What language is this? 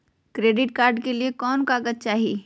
Magahi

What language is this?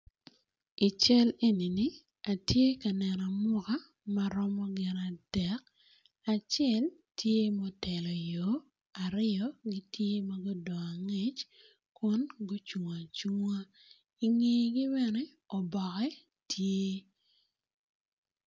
Acoli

